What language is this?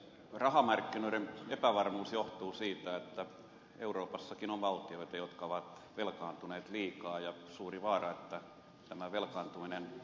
Finnish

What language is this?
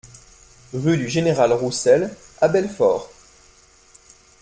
French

